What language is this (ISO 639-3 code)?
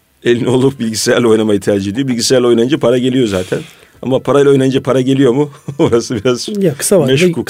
tur